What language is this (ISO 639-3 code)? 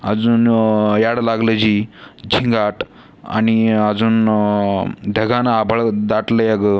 mar